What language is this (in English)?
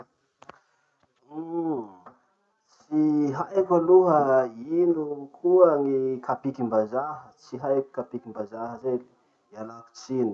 Masikoro Malagasy